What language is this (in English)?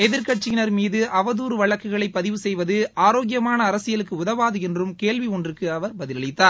Tamil